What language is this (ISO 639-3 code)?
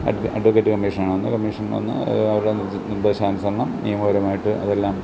mal